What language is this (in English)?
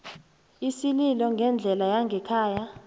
South Ndebele